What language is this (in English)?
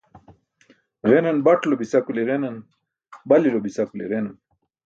Burushaski